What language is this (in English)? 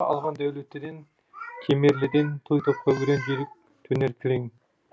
Kazakh